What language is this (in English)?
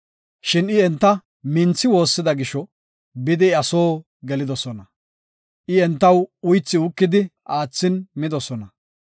Gofa